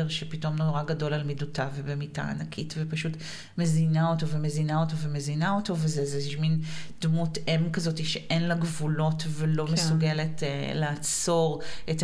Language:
Hebrew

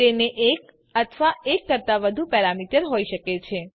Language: Gujarati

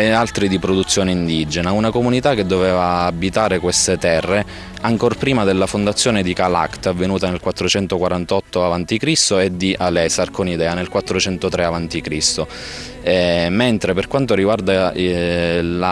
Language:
Italian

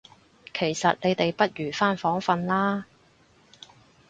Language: Cantonese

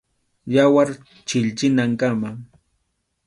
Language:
Arequipa-La Unión Quechua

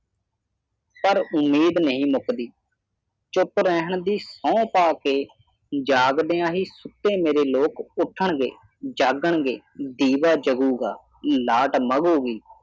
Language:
Punjabi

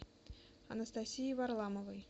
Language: Russian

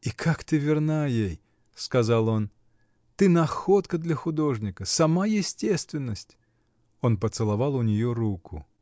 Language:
Russian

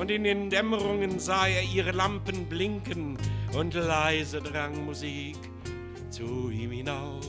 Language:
German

